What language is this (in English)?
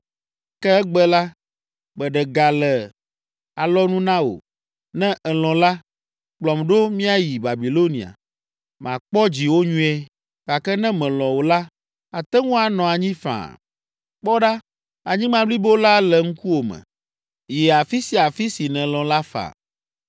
Ewe